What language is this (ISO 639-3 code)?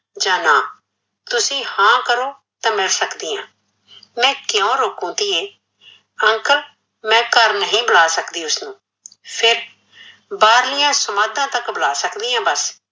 pan